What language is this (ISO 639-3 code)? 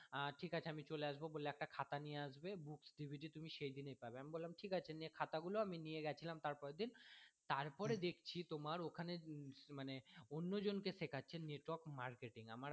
ben